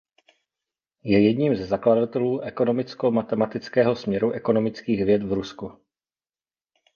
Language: Czech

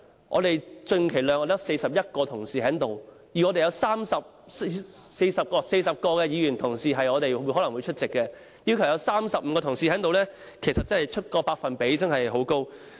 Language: Cantonese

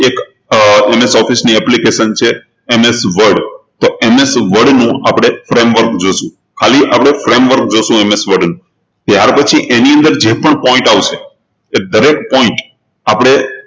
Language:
Gujarati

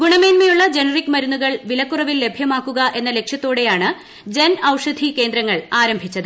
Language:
Malayalam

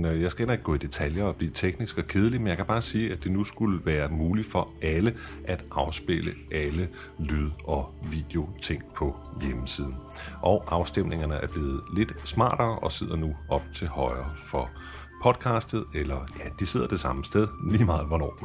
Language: Danish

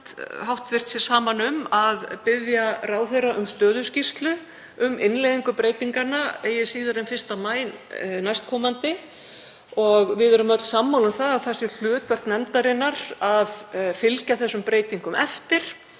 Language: Icelandic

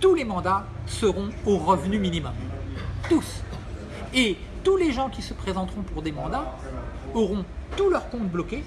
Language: French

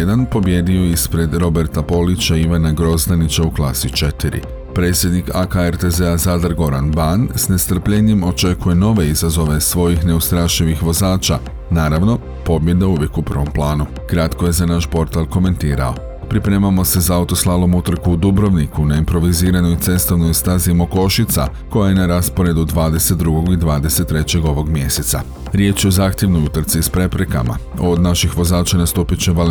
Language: Croatian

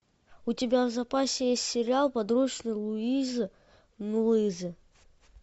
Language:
Russian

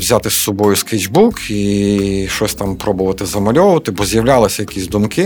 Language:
Ukrainian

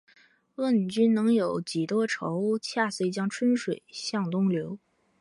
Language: Chinese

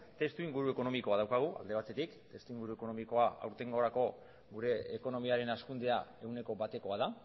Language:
Basque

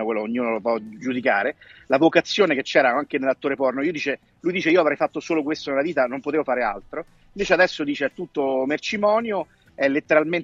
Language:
Italian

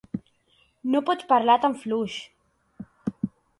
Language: Catalan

